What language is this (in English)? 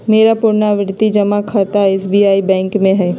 Magahi